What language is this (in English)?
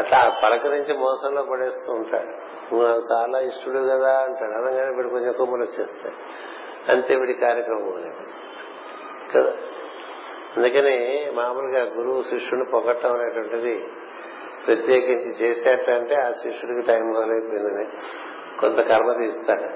Telugu